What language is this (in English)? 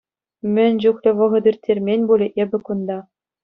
Chuvash